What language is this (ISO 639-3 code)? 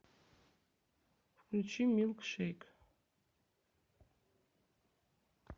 rus